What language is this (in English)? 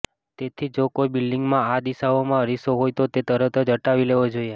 Gujarati